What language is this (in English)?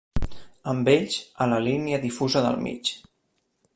Catalan